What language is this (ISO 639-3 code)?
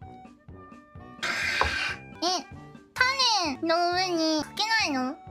jpn